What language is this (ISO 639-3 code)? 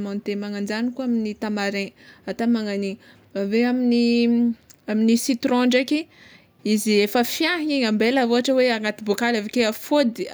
xmw